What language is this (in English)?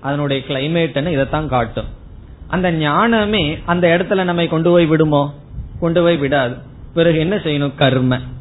Tamil